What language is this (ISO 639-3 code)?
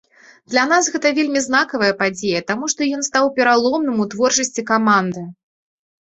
bel